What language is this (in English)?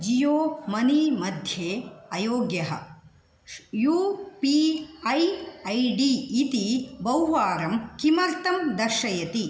Sanskrit